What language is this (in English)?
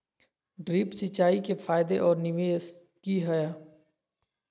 Magahi